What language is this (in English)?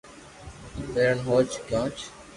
Loarki